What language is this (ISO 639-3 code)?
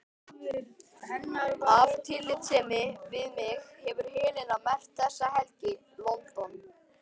isl